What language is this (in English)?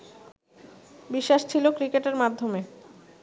Bangla